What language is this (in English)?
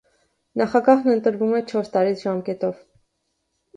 Armenian